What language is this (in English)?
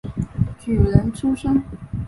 Chinese